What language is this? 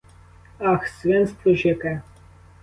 Ukrainian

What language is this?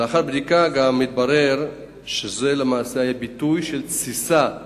Hebrew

